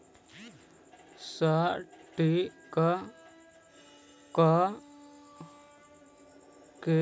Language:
Magahi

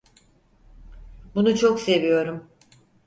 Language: Turkish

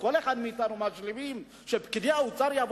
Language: Hebrew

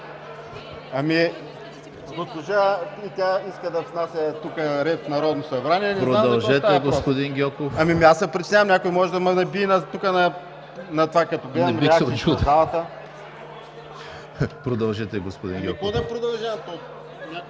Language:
Bulgarian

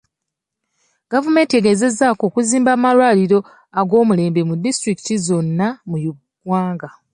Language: Ganda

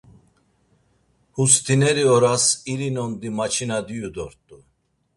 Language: Laz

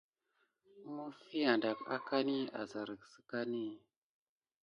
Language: Gidar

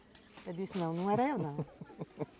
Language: Portuguese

